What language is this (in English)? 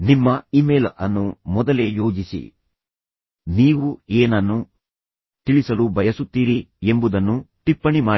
Kannada